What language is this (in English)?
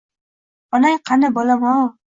Uzbek